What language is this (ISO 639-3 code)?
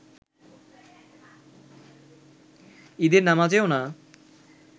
ben